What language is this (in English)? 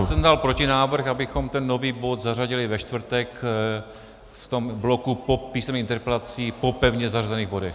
Czech